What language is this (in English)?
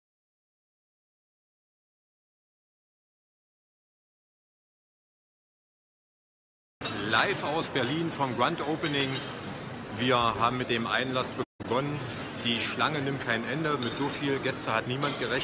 German